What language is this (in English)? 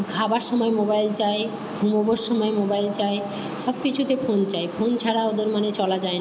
Bangla